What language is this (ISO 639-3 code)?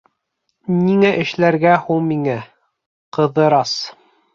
bak